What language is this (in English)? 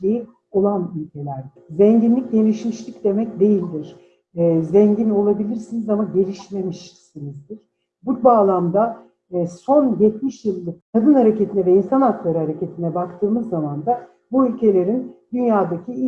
Turkish